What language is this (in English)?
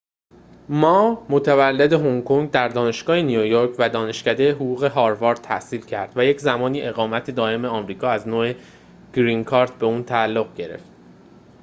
Persian